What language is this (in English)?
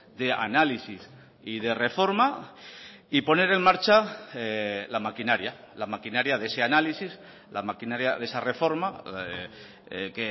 Spanish